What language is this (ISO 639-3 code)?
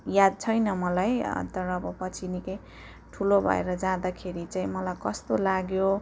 nep